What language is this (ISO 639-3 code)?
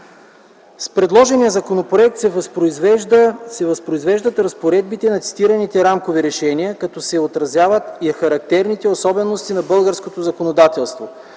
bul